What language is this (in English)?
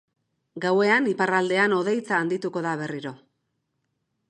Basque